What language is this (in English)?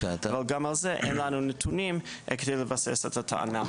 Hebrew